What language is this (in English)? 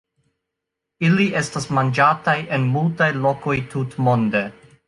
Esperanto